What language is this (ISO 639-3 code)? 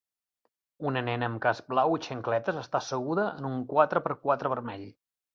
cat